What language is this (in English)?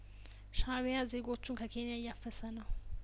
Amharic